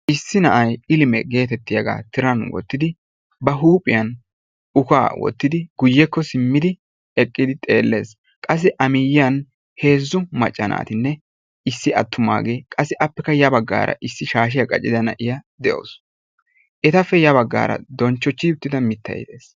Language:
Wolaytta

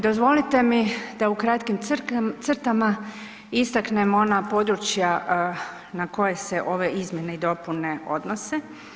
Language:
Croatian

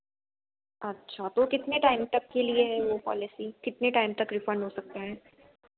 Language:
Hindi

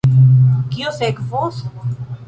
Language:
Esperanto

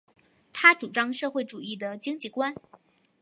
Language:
Chinese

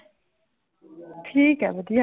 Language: Punjabi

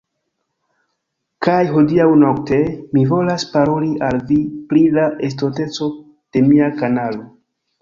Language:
Esperanto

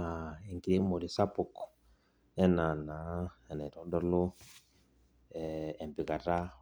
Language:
Masai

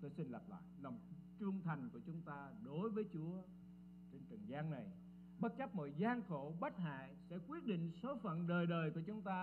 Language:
Vietnamese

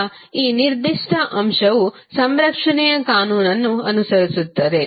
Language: Kannada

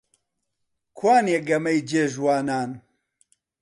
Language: Central Kurdish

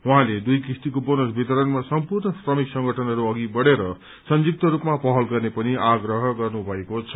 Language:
Nepali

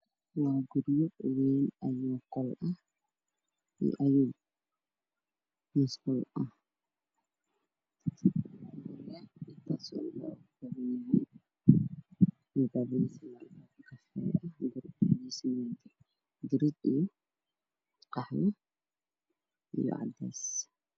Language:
Somali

